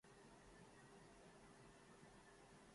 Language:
Urdu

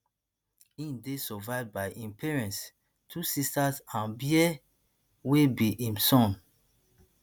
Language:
Nigerian Pidgin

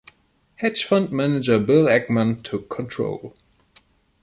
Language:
English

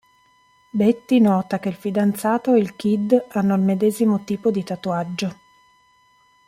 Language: Italian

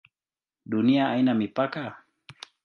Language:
Swahili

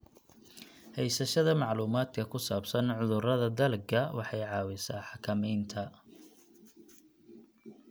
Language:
Somali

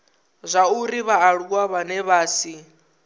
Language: Venda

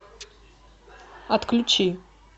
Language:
Russian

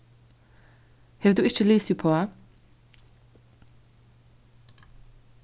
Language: Faroese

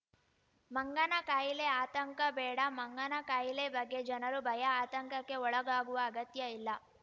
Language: Kannada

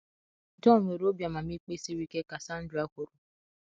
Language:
Igbo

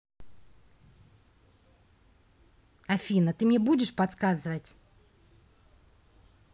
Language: Russian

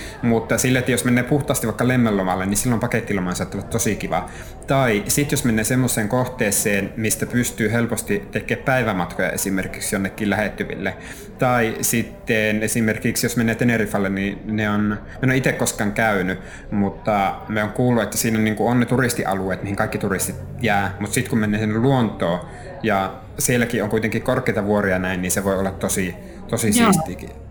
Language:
Finnish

